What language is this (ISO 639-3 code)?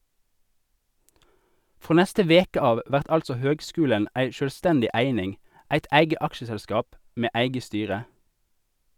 nor